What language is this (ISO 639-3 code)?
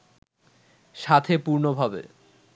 ben